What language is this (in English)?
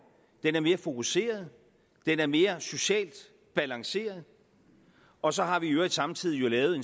Danish